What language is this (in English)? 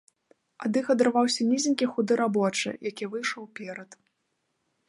Belarusian